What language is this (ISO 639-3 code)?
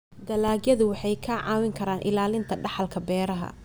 som